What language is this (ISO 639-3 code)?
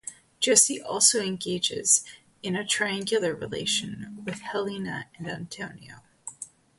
eng